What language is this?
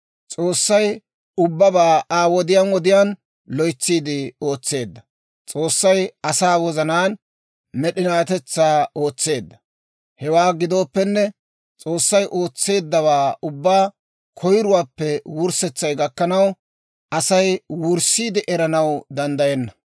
Dawro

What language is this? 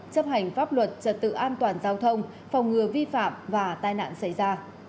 Vietnamese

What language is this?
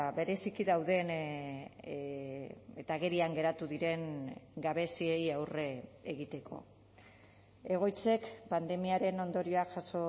Basque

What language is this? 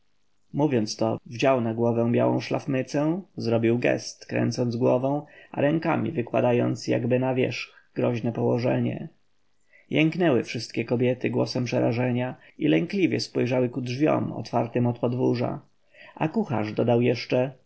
Polish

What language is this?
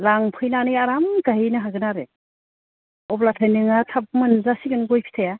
Bodo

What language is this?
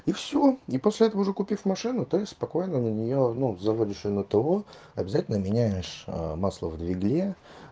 Russian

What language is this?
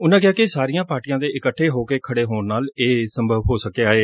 Punjabi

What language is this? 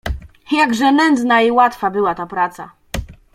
Polish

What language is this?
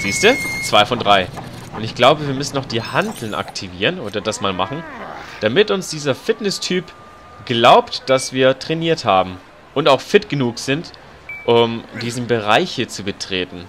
German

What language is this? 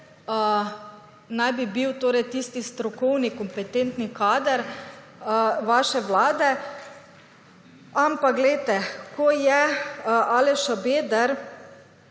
Slovenian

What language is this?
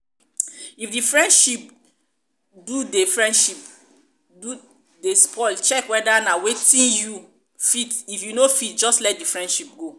Nigerian Pidgin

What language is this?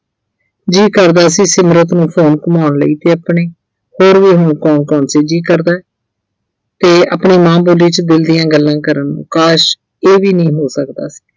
Punjabi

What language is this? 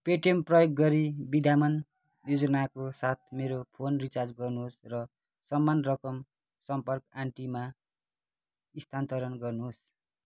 Nepali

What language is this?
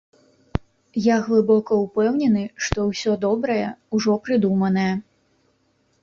Belarusian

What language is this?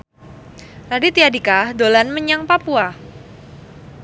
Javanese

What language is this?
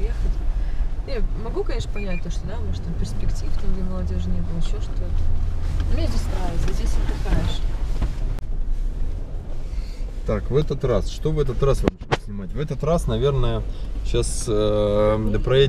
Russian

